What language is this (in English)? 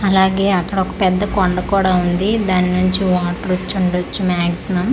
Telugu